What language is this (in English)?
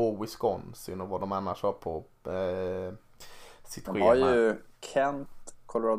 Swedish